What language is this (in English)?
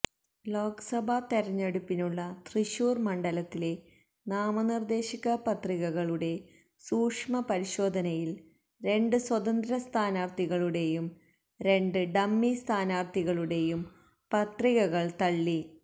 Malayalam